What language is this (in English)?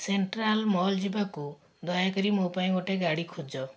Odia